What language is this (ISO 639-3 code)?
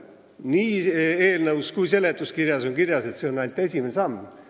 est